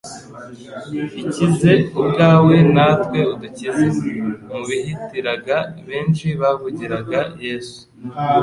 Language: Kinyarwanda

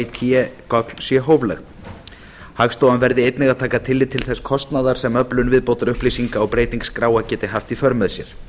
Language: Icelandic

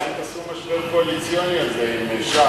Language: Hebrew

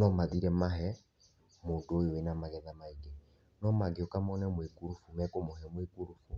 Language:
Kikuyu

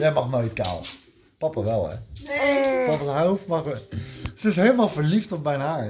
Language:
Dutch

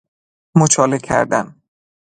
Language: Persian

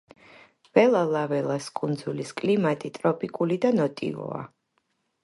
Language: Georgian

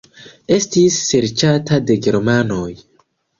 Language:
Esperanto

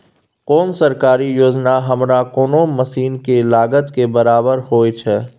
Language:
Maithili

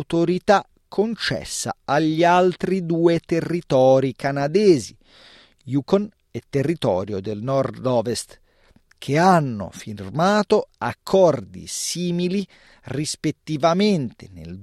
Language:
Italian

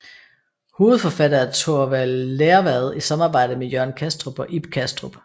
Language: Danish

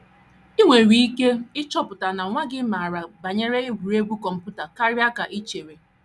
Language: Igbo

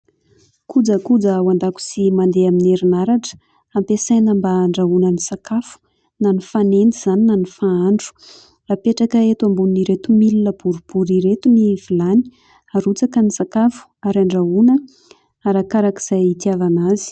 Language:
Malagasy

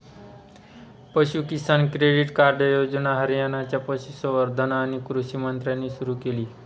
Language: Marathi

